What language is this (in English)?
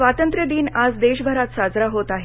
Marathi